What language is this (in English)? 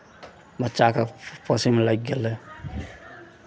Maithili